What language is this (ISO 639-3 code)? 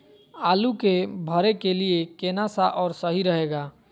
mag